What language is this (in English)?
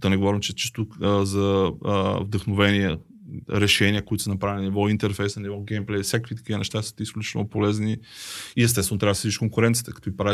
Bulgarian